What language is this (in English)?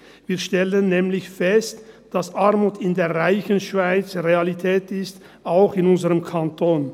Swiss German